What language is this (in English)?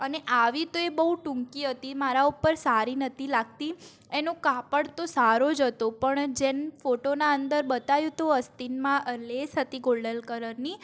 Gujarati